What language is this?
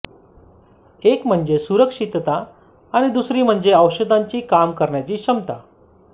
Marathi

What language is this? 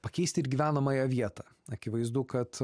Lithuanian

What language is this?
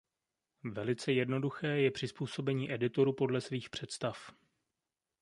Czech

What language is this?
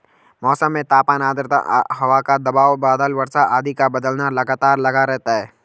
Hindi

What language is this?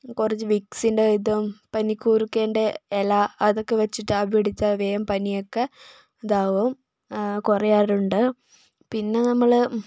Malayalam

